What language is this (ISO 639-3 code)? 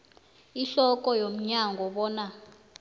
nbl